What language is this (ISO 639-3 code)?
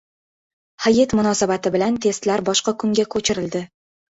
uzb